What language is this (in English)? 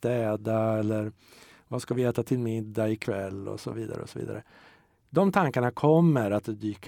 Swedish